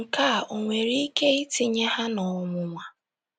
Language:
Igbo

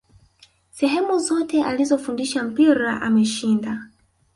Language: Swahili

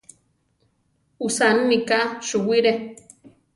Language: Central Tarahumara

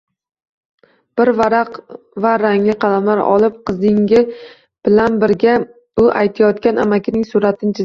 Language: Uzbek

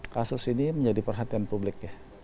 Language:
Indonesian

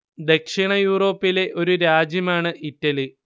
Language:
Malayalam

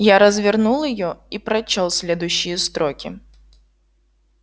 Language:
Russian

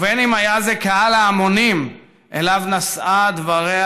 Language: Hebrew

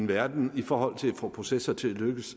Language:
Danish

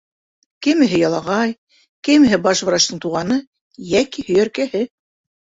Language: Bashkir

